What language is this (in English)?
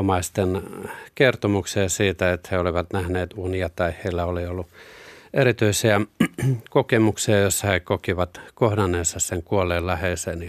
Finnish